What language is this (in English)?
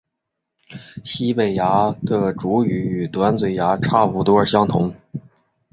Chinese